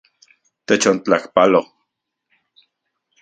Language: Central Puebla Nahuatl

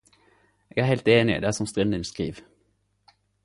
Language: Norwegian Nynorsk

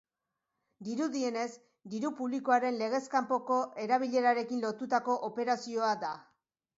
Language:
Basque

